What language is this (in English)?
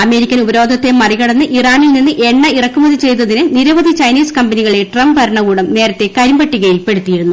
Malayalam